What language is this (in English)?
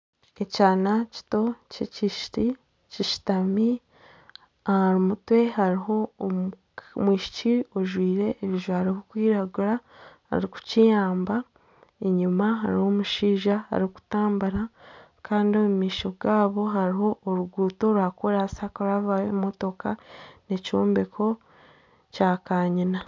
Nyankole